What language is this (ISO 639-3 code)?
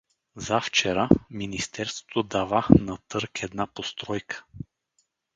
bul